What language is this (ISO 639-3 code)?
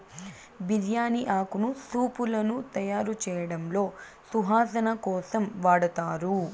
tel